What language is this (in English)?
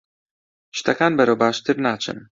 Central Kurdish